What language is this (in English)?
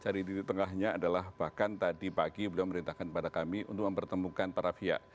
Indonesian